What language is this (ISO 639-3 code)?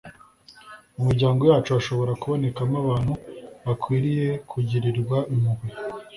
kin